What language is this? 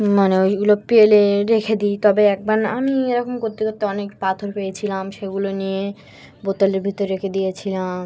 Bangla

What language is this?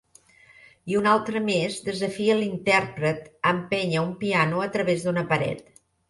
Catalan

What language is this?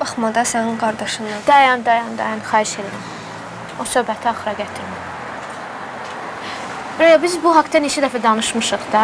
Turkish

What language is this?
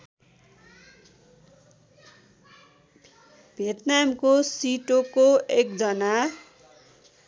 Nepali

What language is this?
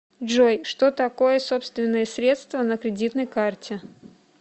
Russian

